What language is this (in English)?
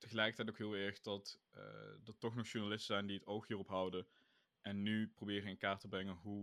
Dutch